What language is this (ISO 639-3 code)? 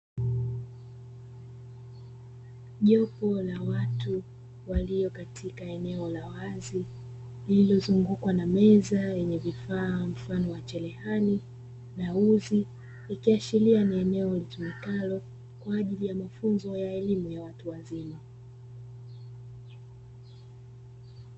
swa